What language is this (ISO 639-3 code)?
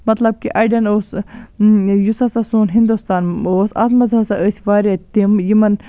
kas